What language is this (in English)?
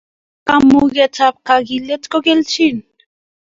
Kalenjin